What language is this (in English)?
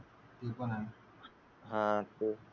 Marathi